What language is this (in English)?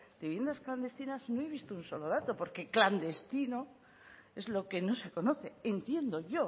Spanish